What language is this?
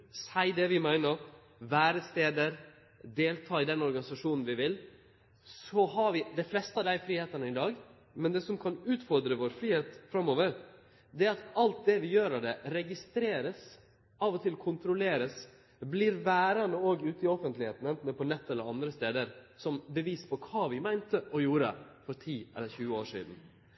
Norwegian Nynorsk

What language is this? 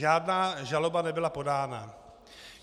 Czech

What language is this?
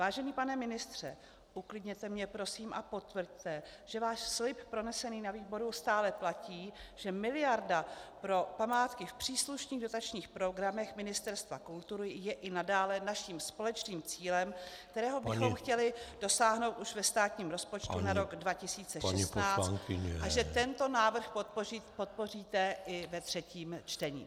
Czech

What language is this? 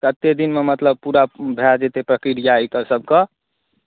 Maithili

